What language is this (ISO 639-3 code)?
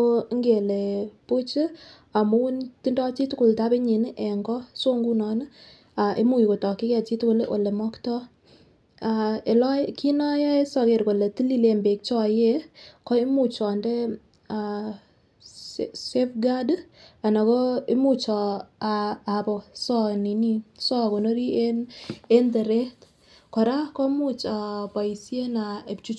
kln